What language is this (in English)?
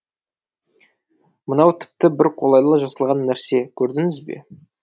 Kazakh